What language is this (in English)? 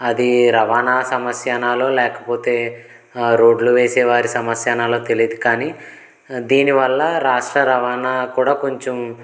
Telugu